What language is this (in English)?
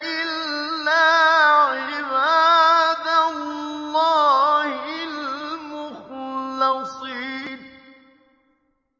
Arabic